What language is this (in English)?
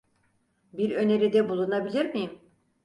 Turkish